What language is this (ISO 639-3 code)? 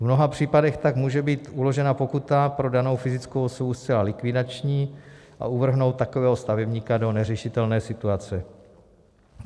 ces